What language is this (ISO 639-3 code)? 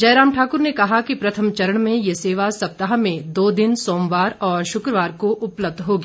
hin